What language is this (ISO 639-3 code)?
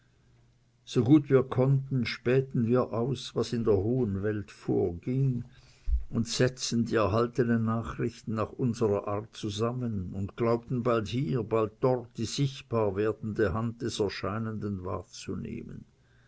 deu